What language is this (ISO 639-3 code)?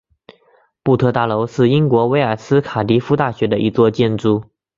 zho